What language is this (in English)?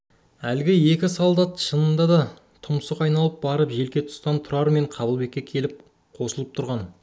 Kazakh